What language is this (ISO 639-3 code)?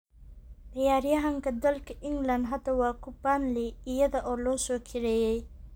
som